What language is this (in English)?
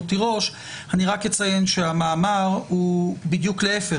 Hebrew